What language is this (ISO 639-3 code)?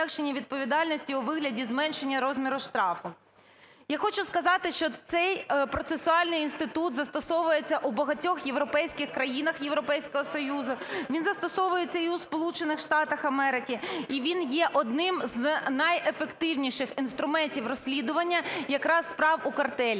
ukr